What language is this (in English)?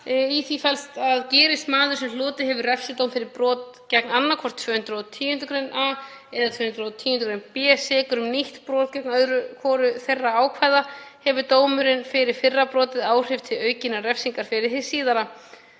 Icelandic